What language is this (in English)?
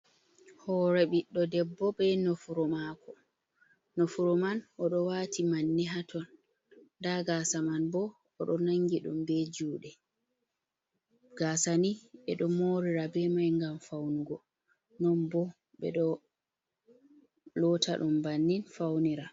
Fula